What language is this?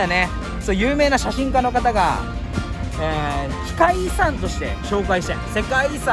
Japanese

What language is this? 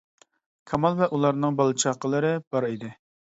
Uyghur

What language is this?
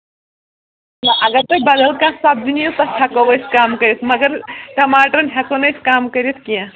Kashmiri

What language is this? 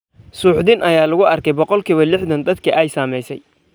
Somali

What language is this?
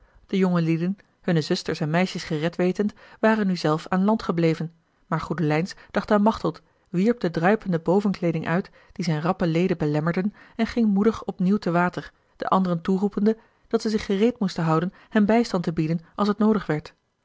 Dutch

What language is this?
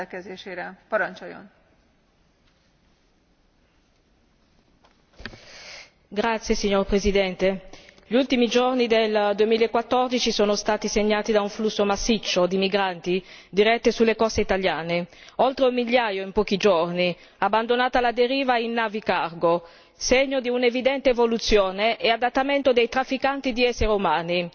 Italian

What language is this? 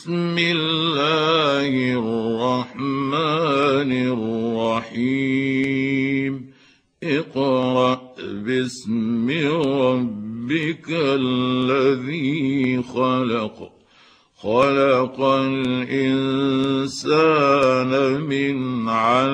Arabic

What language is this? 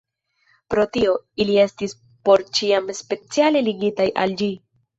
Esperanto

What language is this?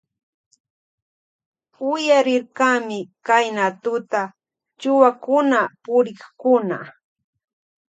Loja Highland Quichua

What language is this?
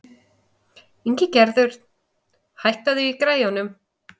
Icelandic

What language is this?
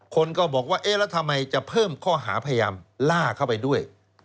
Thai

